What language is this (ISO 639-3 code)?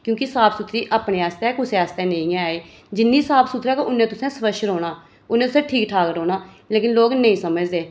doi